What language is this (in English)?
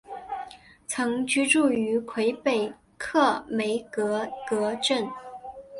Chinese